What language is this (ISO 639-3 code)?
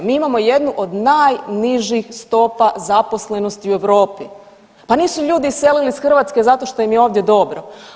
hrv